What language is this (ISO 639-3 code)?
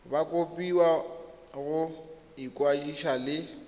tsn